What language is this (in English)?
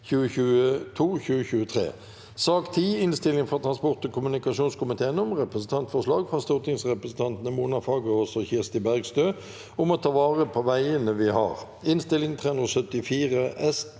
Norwegian